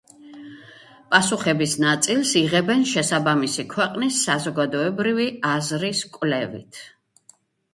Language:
Georgian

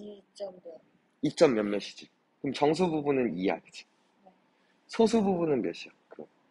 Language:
Korean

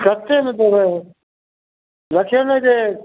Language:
Maithili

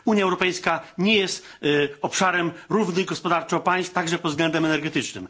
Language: Polish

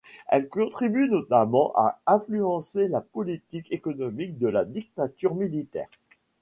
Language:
French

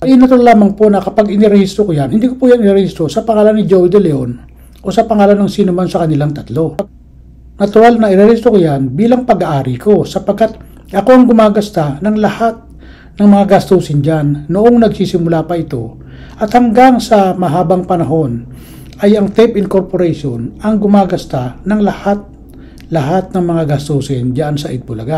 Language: Filipino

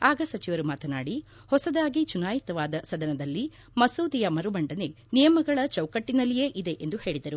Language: Kannada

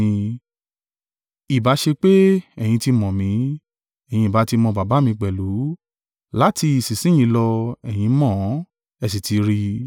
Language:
Yoruba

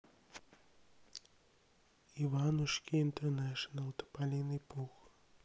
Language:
Russian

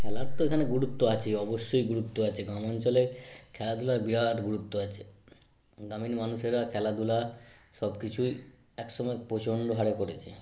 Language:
Bangla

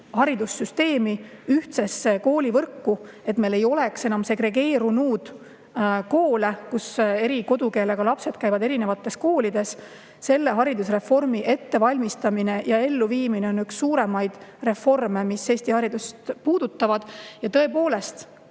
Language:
Estonian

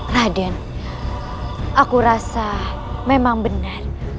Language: Indonesian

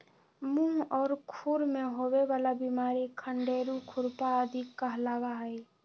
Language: Magahi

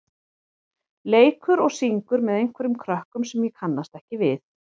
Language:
Icelandic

